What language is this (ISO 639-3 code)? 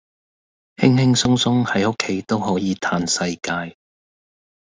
yue